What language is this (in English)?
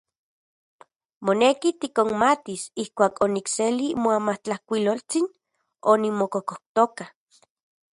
Central Puebla Nahuatl